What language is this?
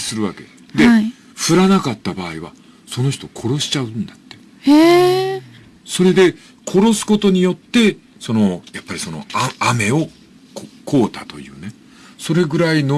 Japanese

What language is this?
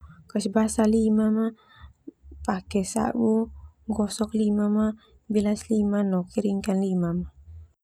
Termanu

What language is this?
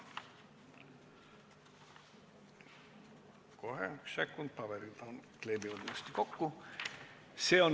Estonian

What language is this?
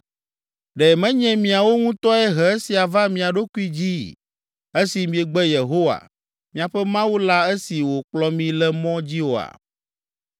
Ewe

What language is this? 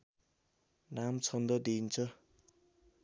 Nepali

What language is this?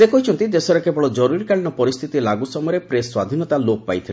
Odia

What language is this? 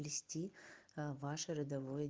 Russian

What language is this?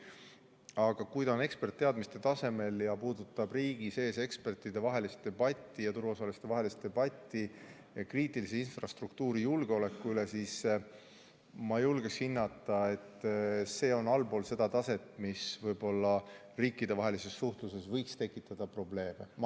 Estonian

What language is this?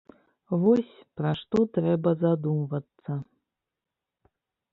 Belarusian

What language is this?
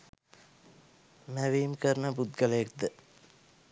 Sinhala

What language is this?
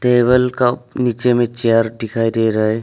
Hindi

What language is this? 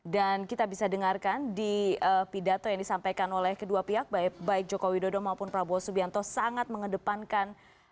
Indonesian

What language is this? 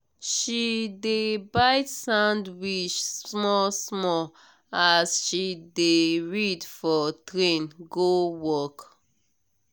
Nigerian Pidgin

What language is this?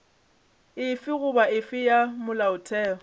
Northern Sotho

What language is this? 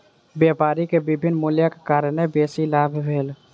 Maithili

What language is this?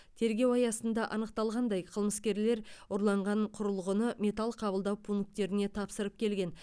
Kazakh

